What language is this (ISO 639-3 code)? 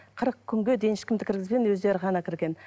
kaz